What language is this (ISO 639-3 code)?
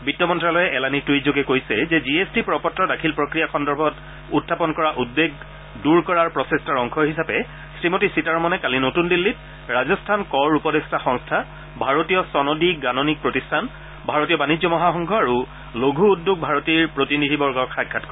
asm